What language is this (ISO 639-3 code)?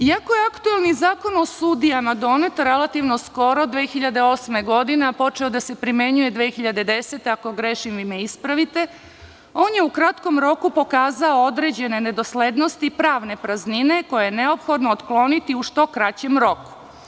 srp